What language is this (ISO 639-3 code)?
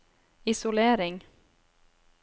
nor